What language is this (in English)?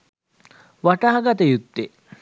Sinhala